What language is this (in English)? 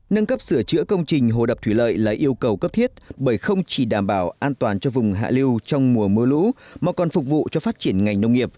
Vietnamese